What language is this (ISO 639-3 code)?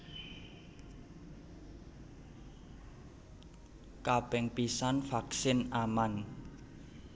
jav